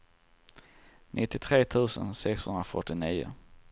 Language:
Swedish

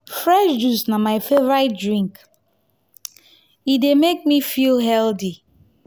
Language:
Nigerian Pidgin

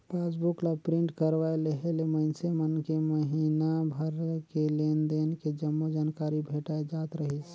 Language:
Chhattisgarhi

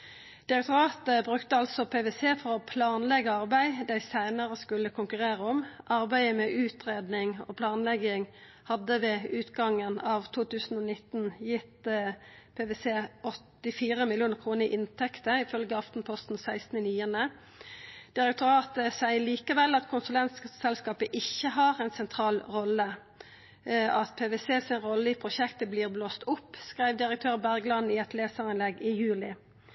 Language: Norwegian Nynorsk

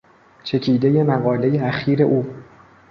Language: Persian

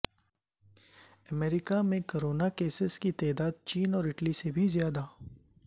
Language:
Urdu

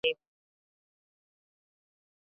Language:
Swahili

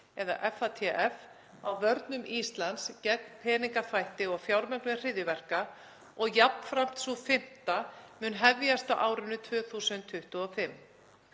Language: Icelandic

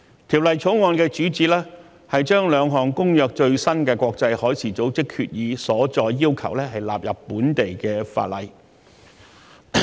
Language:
Cantonese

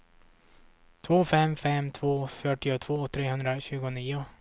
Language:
Swedish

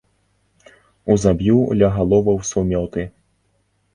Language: Belarusian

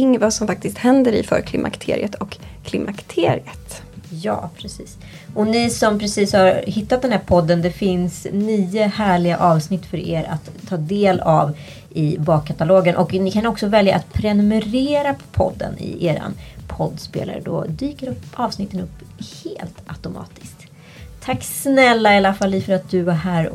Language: Swedish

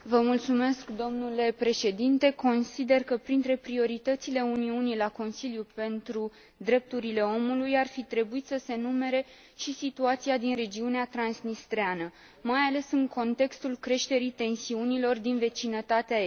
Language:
Romanian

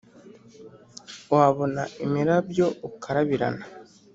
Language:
Kinyarwanda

